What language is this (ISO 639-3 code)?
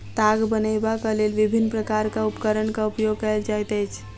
mai